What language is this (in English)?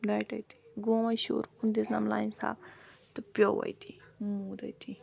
Kashmiri